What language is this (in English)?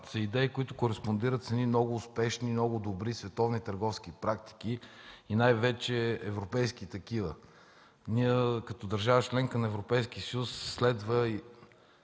Bulgarian